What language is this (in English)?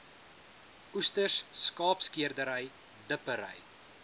Afrikaans